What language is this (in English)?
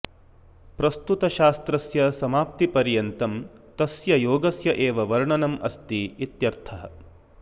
Sanskrit